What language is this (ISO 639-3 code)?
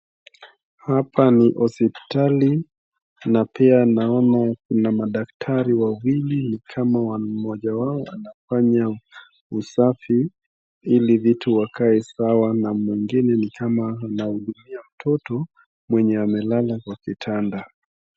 swa